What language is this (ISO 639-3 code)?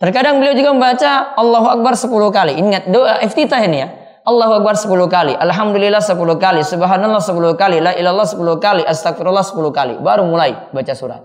ind